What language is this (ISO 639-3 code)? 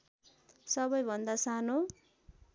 nep